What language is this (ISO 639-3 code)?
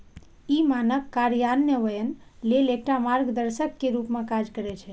mai